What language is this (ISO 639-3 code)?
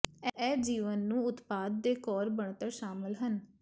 pan